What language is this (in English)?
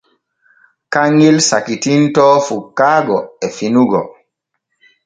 Borgu Fulfulde